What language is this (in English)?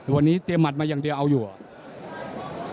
Thai